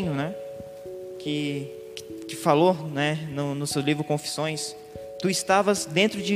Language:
Portuguese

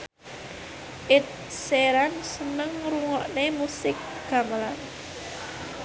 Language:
Javanese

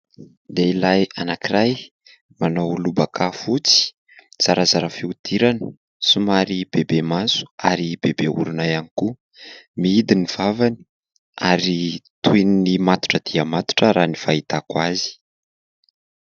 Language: Malagasy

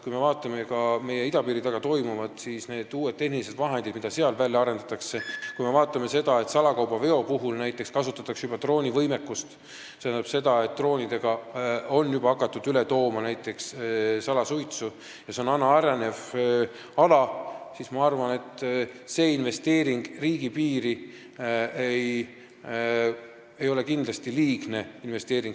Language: Estonian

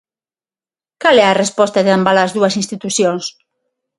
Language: Galician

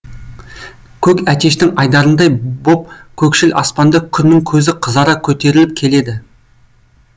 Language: Kazakh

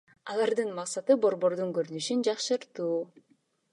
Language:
Kyrgyz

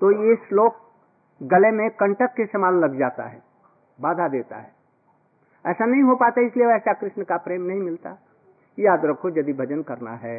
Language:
Hindi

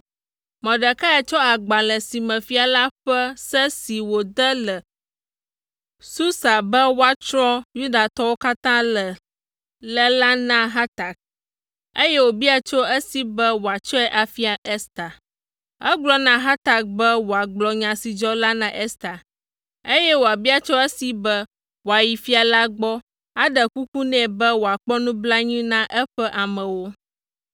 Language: Ewe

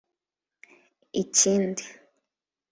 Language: Kinyarwanda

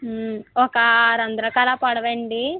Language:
Telugu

